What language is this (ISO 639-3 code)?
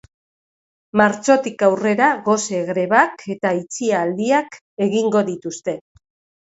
eus